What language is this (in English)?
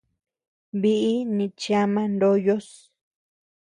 Tepeuxila Cuicatec